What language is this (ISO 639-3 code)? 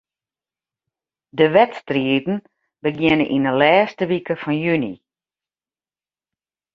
fry